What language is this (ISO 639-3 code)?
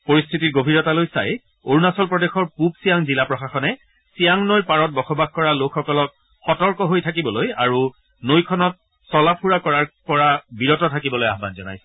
asm